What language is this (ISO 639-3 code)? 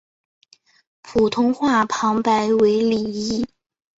zho